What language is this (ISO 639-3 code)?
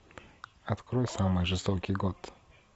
rus